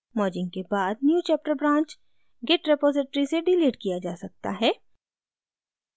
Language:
Hindi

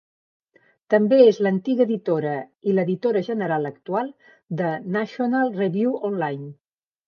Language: Catalan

